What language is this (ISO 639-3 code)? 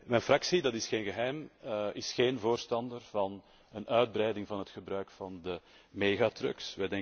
nld